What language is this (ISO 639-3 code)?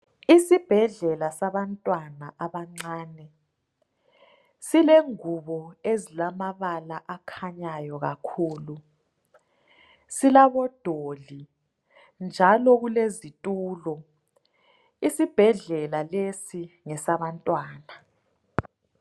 nde